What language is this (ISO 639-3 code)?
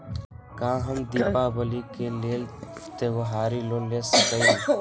mag